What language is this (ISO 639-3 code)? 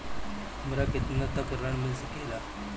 bho